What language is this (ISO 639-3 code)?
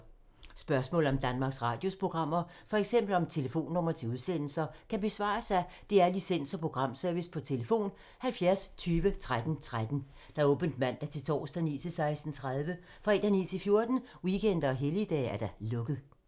dan